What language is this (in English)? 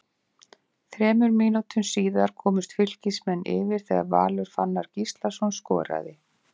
Icelandic